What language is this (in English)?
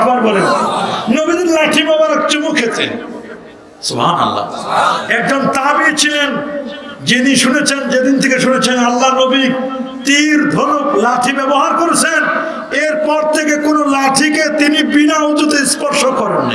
Turkish